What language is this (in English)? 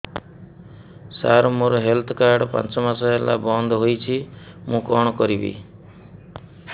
Odia